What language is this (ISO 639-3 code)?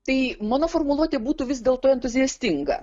lit